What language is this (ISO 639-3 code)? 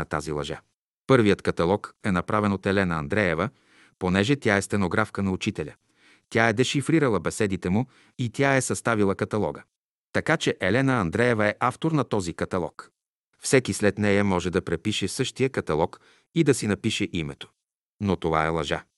bul